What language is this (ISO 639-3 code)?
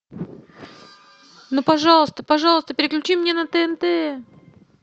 rus